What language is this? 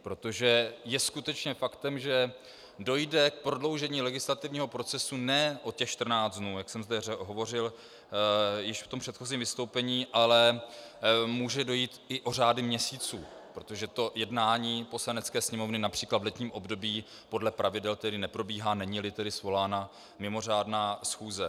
Czech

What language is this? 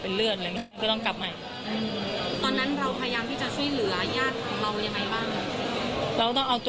Thai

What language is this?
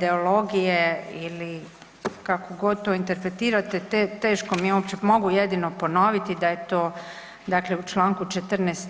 Croatian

